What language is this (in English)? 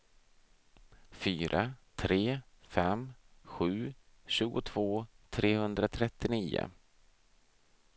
Swedish